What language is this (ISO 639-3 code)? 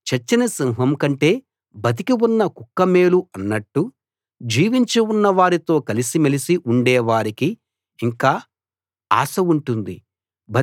tel